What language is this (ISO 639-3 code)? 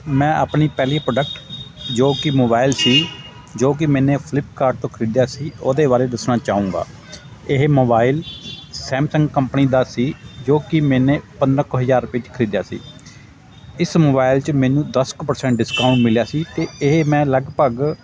pan